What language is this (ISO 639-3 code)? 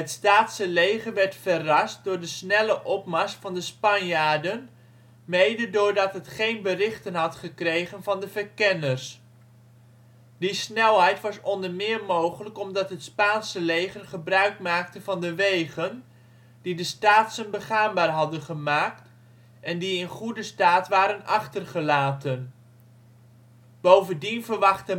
nld